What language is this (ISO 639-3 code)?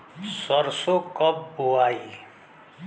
bho